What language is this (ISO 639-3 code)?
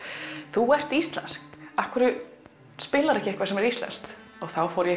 isl